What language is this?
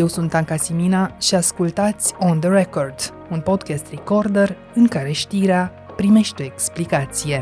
Romanian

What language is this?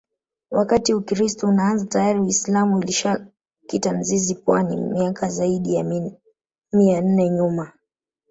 Swahili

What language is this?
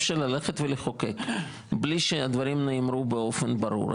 Hebrew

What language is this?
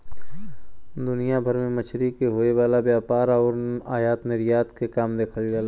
Bhojpuri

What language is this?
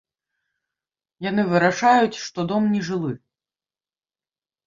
Belarusian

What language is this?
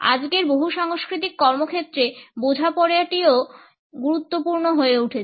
Bangla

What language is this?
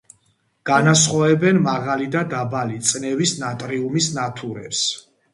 Georgian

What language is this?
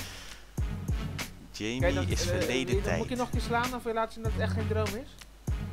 Dutch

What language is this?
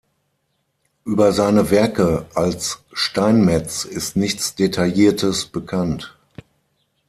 German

